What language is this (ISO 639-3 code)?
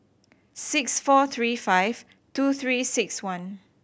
eng